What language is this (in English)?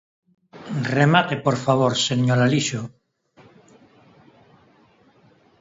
Galician